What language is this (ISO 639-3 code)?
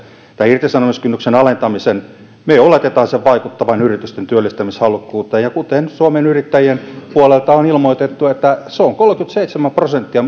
fin